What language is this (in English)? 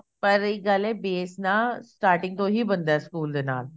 Punjabi